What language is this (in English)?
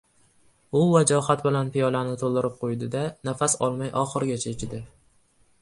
Uzbek